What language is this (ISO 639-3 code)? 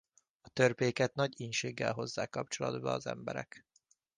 hun